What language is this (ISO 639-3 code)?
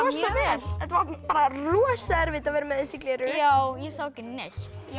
isl